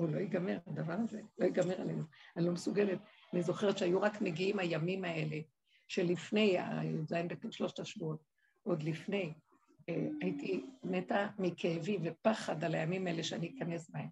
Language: Hebrew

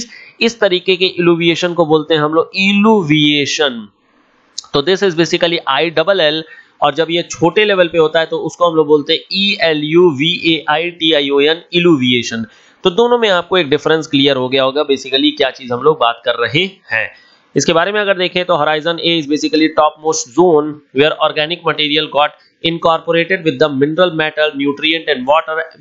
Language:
Hindi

